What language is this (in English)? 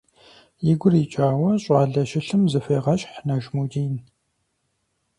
Kabardian